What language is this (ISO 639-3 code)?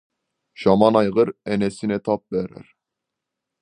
kaz